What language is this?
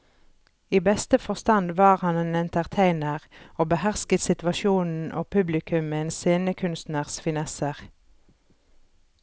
Norwegian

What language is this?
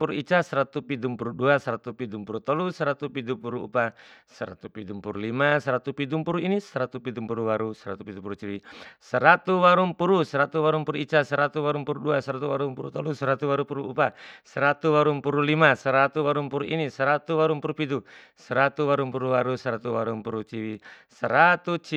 Bima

